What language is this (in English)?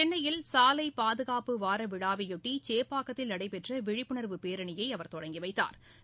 Tamil